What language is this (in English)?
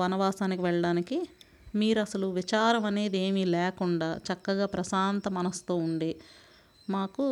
Telugu